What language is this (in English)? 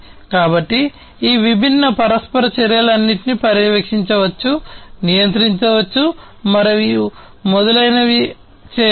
Telugu